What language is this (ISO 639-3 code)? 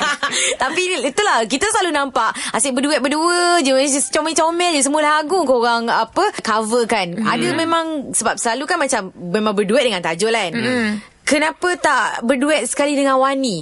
msa